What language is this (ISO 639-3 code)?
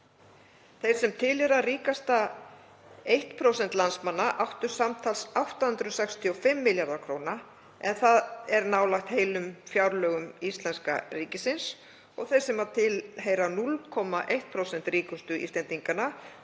isl